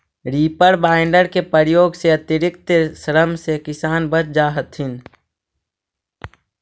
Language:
Magahi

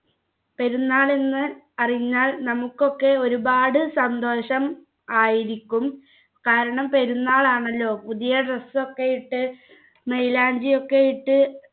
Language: Malayalam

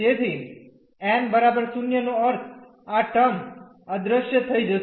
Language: Gujarati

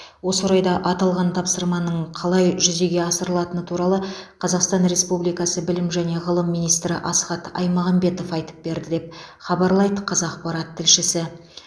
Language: Kazakh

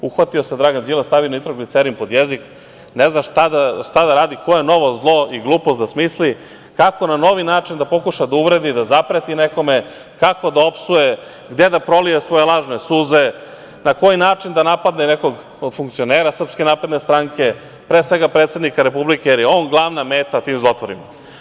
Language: Serbian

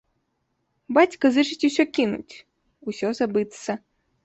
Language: Belarusian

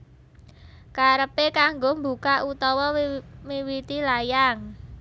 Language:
Javanese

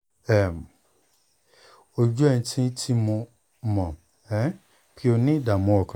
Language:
Yoruba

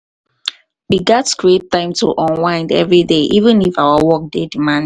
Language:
Nigerian Pidgin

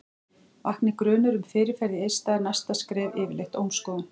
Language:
Icelandic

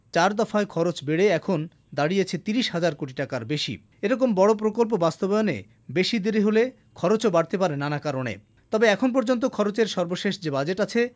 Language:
Bangla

